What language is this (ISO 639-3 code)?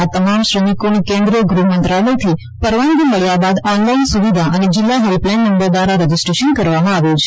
guj